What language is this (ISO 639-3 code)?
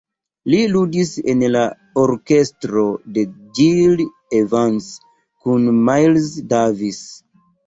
epo